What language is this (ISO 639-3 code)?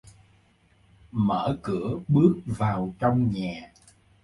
vie